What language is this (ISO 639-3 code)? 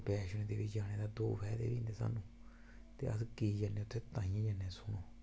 doi